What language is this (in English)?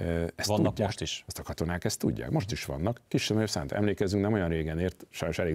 Hungarian